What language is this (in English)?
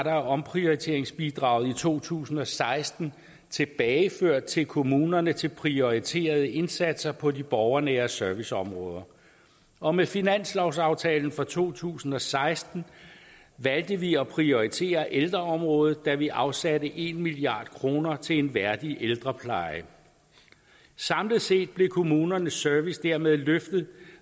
Danish